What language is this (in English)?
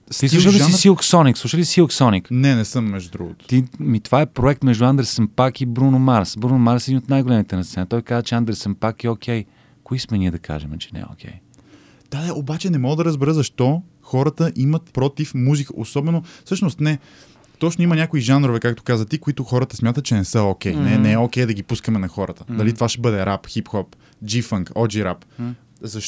Bulgarian